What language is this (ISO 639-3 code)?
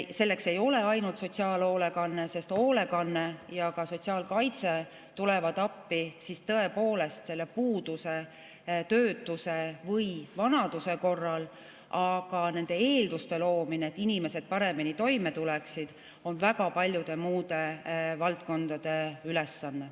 est